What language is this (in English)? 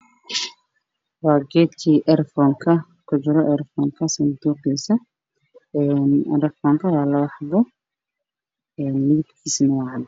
Somali